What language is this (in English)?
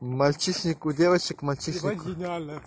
Russian